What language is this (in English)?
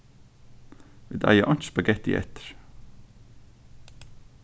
Faroese